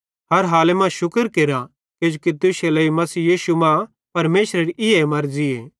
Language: Bhadrawahi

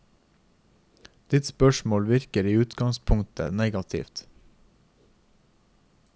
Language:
Norwegian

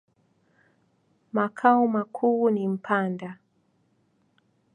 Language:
Swahili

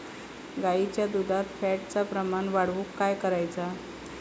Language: Marathi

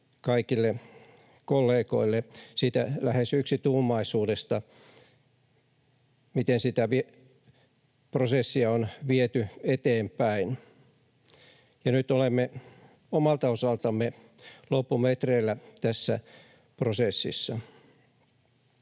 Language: Finnish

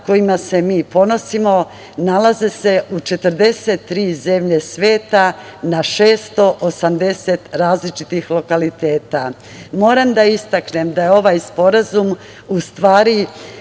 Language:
Serbian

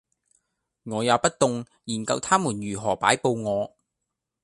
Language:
Cantonese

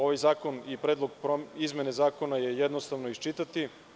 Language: Serbian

